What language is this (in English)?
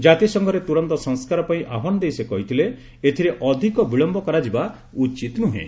Odia